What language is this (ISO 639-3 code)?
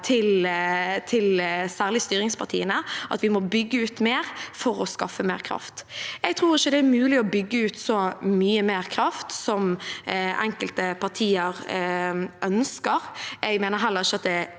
nor